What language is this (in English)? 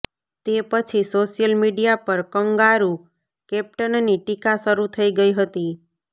Gujarati